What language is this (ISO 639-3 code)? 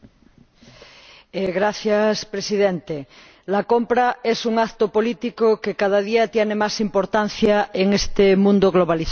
spa